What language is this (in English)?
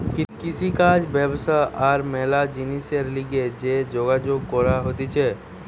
Bangla